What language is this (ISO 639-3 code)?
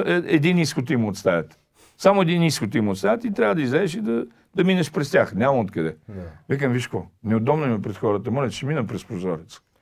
bul